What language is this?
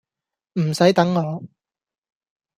Cantonese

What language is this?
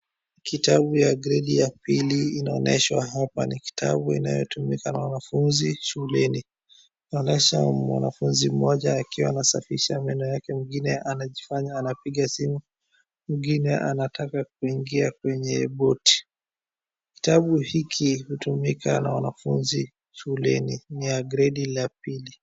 Swahili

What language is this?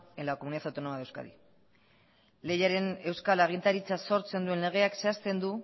Basque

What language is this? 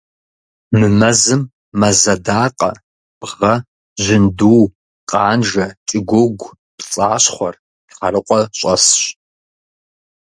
Kabardian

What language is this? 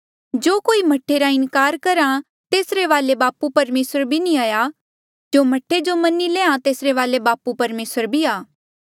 Mandeali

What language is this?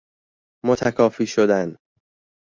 Persian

